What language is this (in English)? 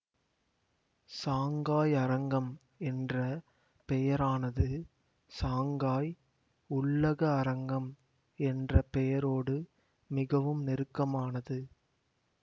Tamil